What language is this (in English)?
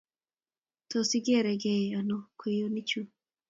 Kalenjin